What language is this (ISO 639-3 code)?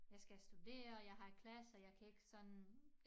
dan